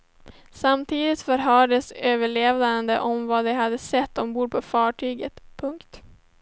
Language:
Swedish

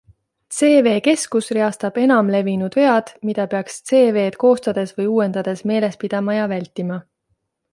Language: Estonian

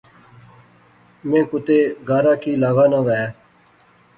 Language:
Pahari-Potwari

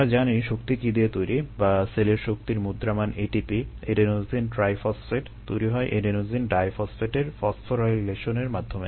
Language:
Bangla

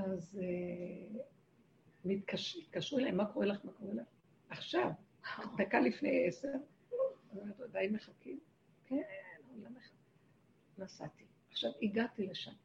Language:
Hebrew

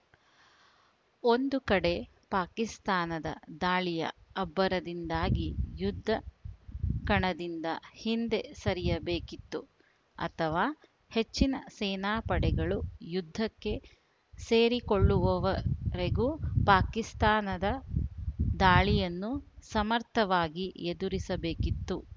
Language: Kannada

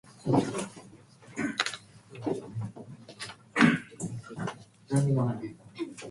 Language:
Japanese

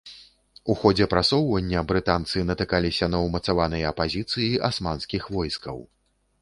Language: Belarusian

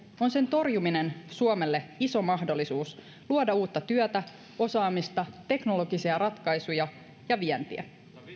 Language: Finnish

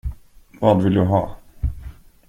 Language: Swedish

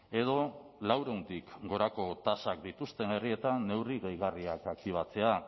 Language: Basque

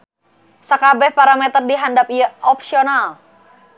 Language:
Sundanese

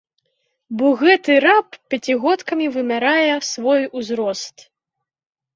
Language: Belarusian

